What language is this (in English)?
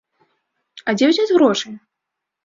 Belarusian